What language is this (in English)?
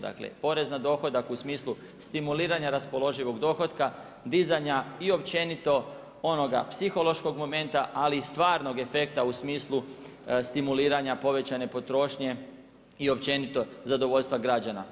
Croatian